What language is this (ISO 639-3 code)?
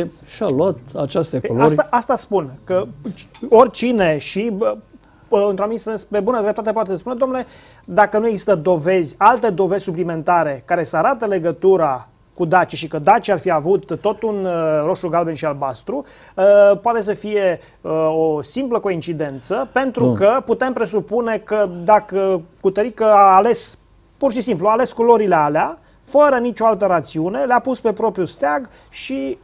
ron